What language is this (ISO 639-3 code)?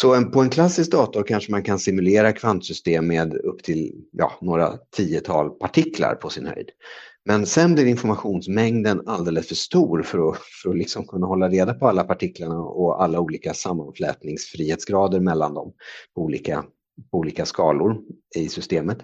swe